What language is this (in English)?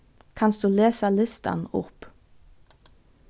Faroese